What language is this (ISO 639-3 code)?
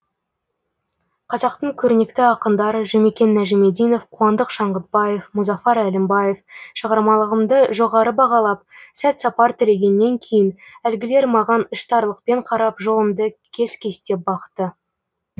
kaz